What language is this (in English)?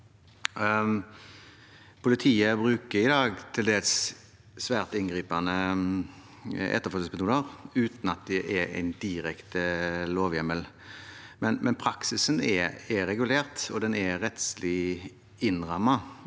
Norwegian